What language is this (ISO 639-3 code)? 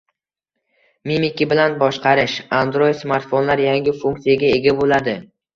uzb